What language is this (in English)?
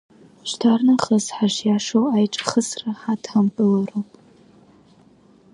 Abkhazian